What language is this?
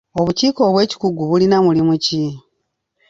Ganda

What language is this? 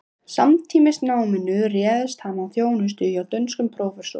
Icelandic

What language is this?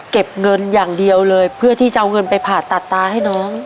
Thai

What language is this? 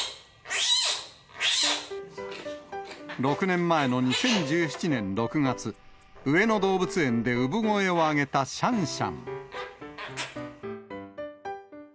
Japanese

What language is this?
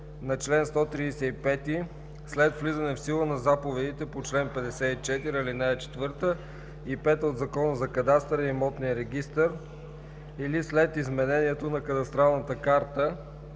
Bulgarian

